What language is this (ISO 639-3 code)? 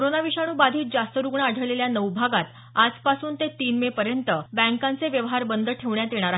mar